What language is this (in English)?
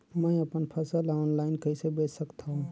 Chhattisgarhi